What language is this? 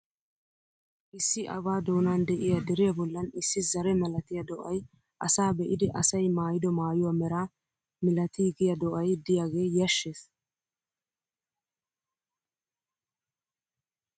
Wolaytta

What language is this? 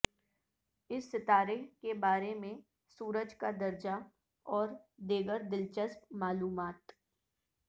Urdu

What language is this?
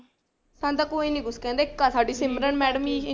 Punjabi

